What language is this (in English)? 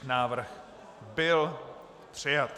Czech